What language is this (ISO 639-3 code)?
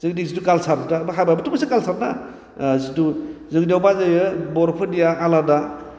brx